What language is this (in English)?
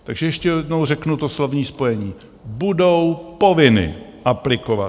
Czech